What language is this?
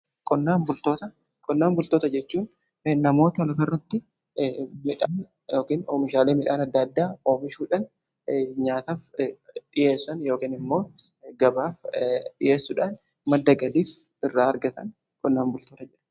Oromo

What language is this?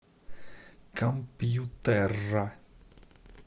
Russian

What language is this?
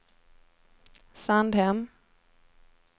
Swedish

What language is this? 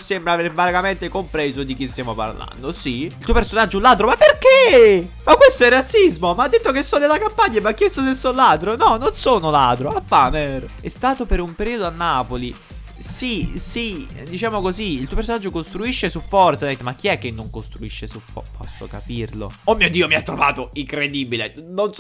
Italian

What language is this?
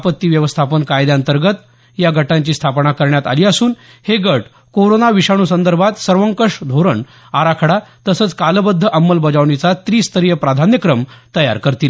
Marathi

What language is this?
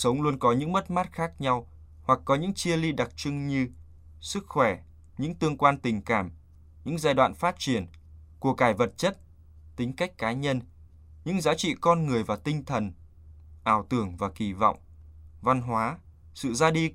Vietnamese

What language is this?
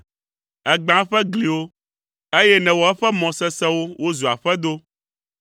Ewe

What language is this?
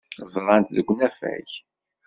Kabyle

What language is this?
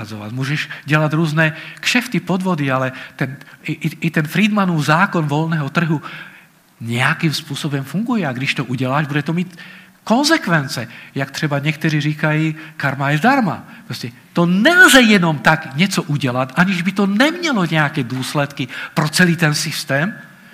Czech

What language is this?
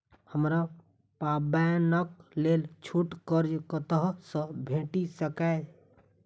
Maithili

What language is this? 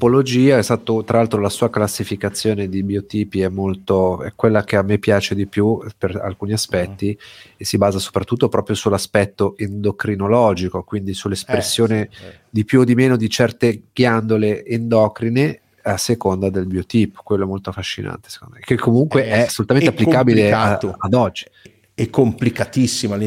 Italian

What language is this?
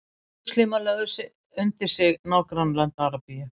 Icelandic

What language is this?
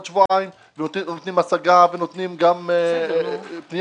Hebrew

